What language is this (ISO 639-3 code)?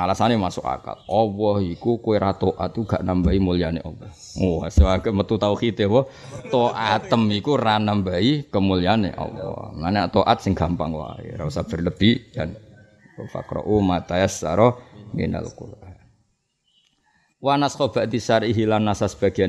ind